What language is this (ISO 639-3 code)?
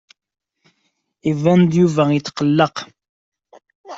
kab